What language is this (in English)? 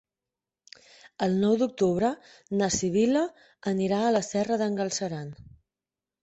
Catalan